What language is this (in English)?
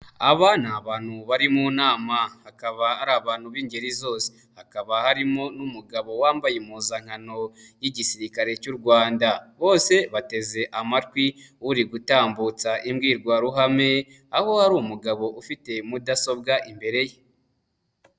Kinyarwanda